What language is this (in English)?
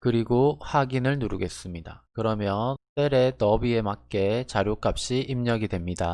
Korean